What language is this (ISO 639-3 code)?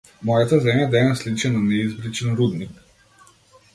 mkd